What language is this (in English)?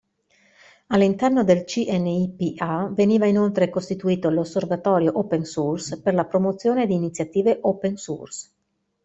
Italian